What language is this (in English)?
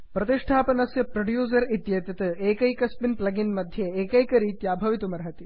Sanskrit